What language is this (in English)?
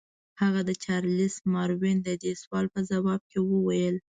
Pashto